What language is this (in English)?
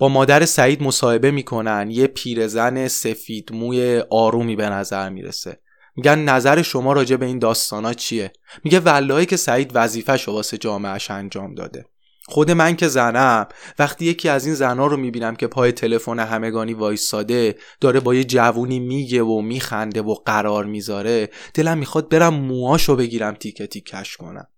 Persian